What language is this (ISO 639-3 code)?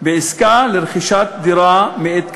heb